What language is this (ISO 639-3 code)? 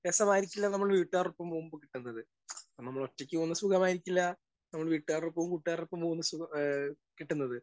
mal